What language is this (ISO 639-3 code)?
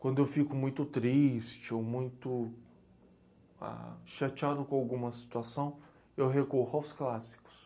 por